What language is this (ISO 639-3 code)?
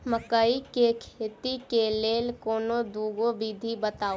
mai